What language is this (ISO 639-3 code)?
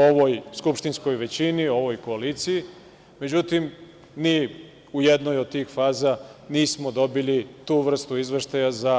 srp